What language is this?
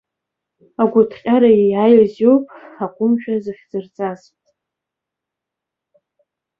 Abkhazian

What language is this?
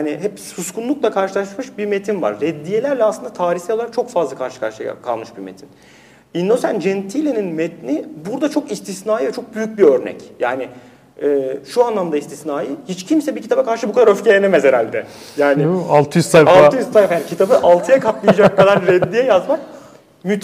Turkish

